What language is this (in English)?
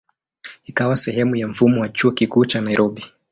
Swahili